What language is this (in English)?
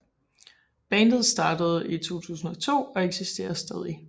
Danish